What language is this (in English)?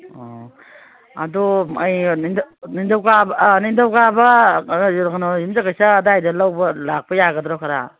Manipuri